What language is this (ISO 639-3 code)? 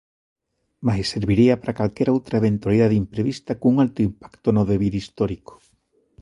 glg